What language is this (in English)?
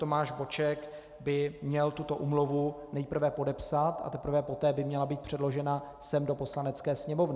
Czech